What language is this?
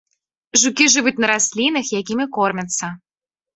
Belarusian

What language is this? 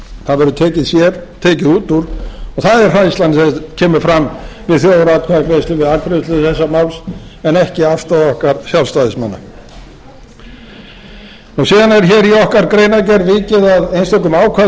Icelandic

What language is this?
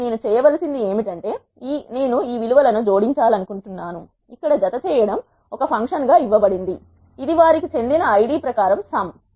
Telugu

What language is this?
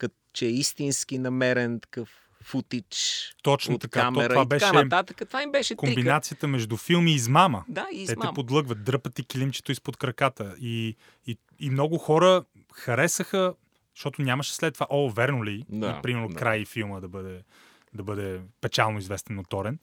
Bulgarian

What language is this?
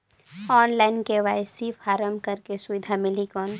Chhattisgarhi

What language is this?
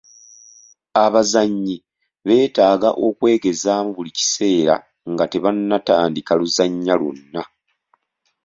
Ganda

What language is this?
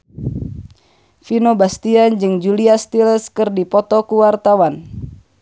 Sundanese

